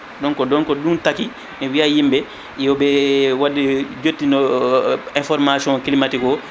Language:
Fula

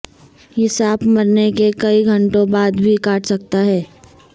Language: Urdu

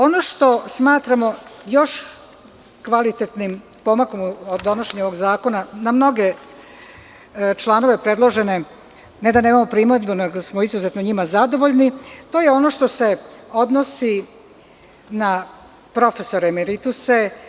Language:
Serbian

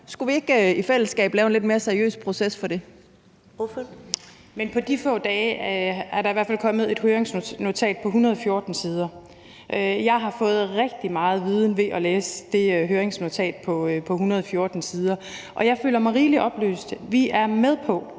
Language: Danish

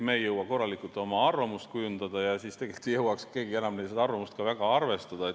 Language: Estonian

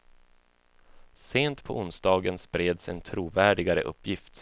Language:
Swedish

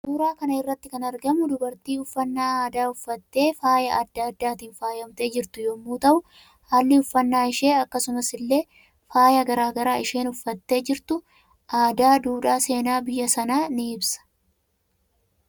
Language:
Oromo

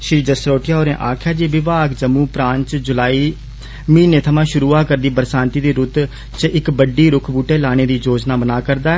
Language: Dogri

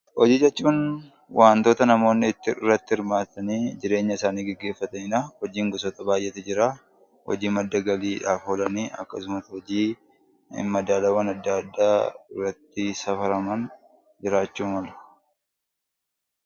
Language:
Oromo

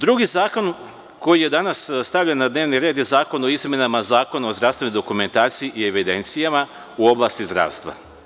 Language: Serbian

